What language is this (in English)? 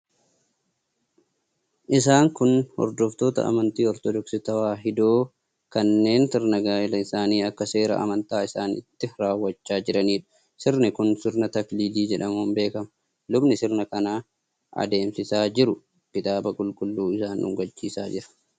Oromo